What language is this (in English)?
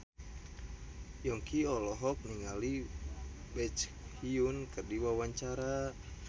Sundanese